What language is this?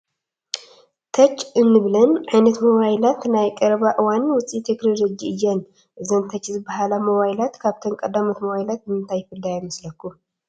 Tigrinya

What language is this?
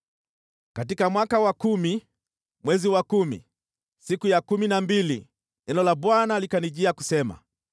Swahili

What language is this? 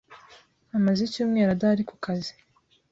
Kinyarwanda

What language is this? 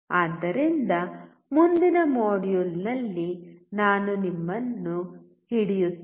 Kannada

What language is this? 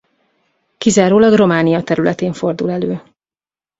Hungarian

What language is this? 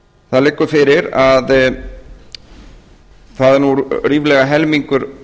Icelandic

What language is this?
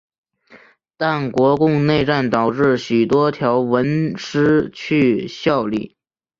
Chinese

